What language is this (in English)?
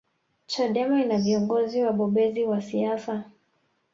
Swahili